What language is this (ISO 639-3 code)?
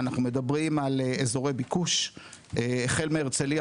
heb